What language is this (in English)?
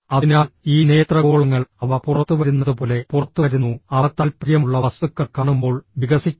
Malayalam